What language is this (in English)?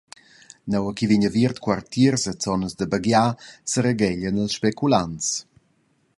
Romansh